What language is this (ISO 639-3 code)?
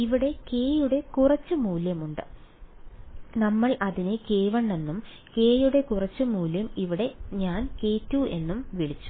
mal